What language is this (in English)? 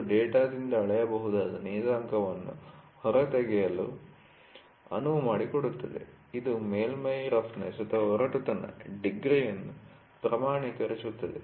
Kannada